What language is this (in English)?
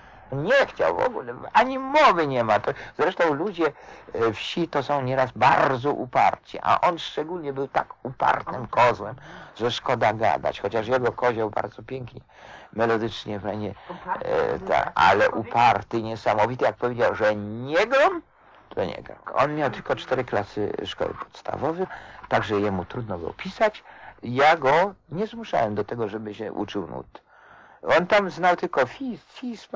Polish